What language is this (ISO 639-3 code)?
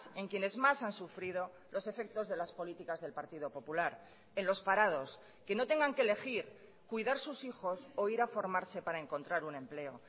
spa